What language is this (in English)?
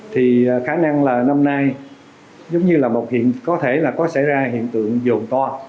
Vietnamese